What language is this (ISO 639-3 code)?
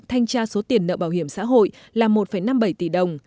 vie